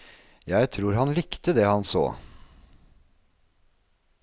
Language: Norwegian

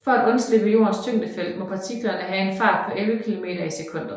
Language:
Danish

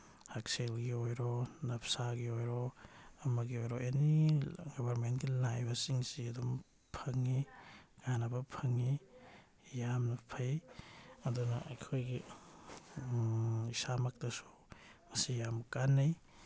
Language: Manipuri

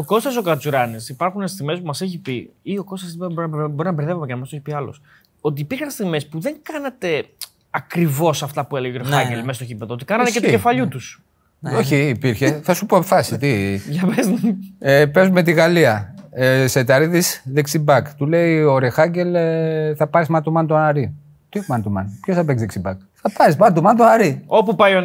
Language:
Greek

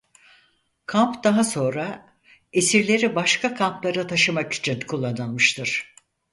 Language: Turkish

